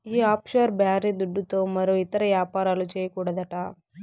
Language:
Telugu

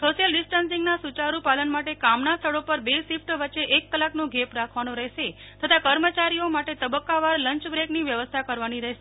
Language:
Gujarati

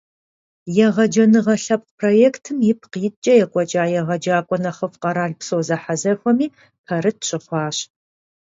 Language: Kabardian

